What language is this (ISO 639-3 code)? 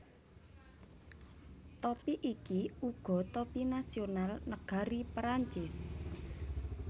jav